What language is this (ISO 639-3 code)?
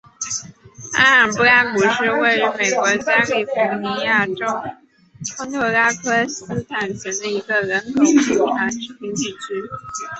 zho